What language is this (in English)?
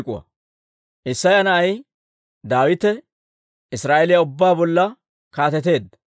Dawro